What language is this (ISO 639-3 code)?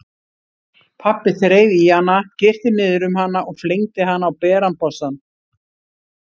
isl